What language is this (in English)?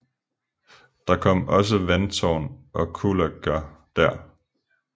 Danish